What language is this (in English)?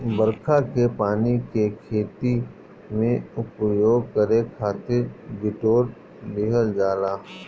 Bhojpuri